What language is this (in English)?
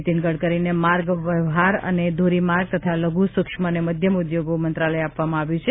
Gujarati